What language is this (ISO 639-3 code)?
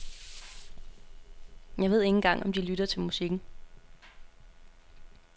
dan